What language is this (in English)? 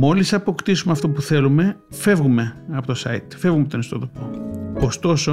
Greek